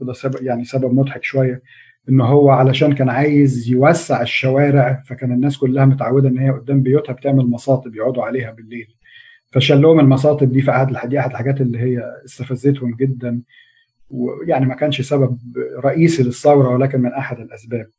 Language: Arabic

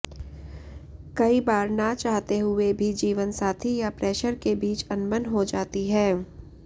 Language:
Hindi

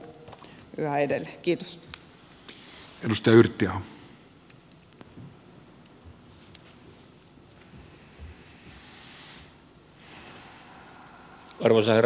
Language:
Finnish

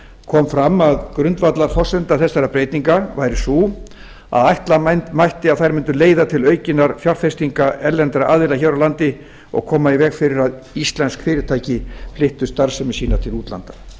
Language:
Icelandic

